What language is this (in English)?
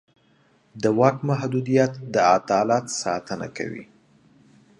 Pashto